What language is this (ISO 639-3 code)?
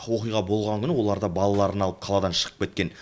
kaz